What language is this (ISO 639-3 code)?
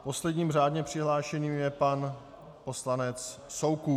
ces